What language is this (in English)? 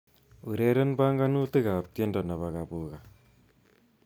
Kalenjin